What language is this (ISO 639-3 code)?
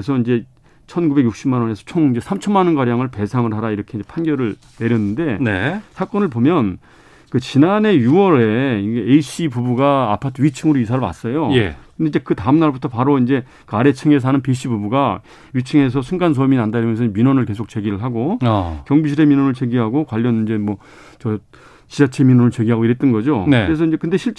kor